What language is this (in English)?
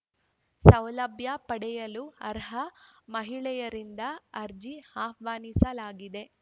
Kannada